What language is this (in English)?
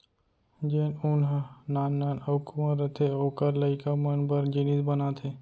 Chhattisgarhi